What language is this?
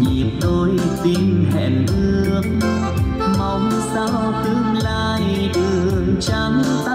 Vietnamese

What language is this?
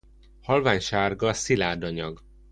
Hungarian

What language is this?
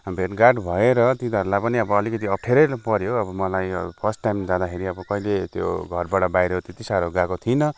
Nepali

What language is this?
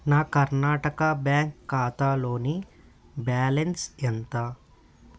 Telugu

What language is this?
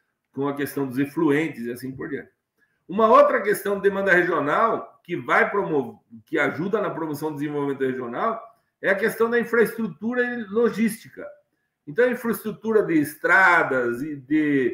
Portuguese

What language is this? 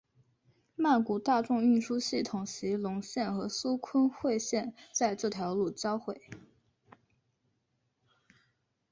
Chinese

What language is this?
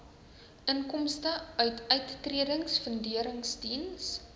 Afrikaans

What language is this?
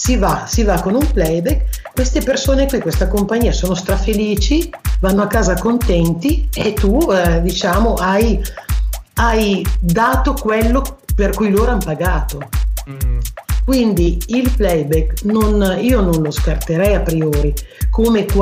Italian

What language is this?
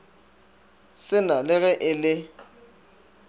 Northern Sotho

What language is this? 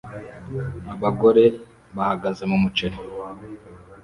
Kinyarwanda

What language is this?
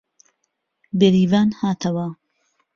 Central Kurdish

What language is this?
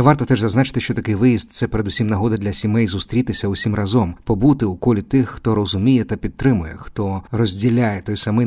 Ukrainian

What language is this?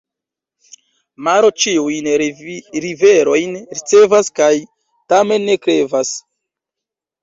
Esperanto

